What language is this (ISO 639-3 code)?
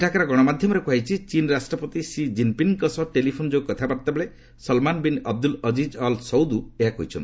ori